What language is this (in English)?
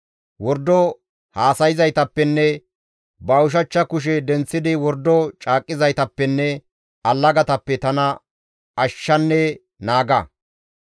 Gamo